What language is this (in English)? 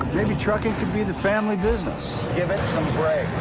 English